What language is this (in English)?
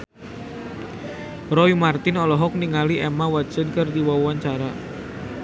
Sundanese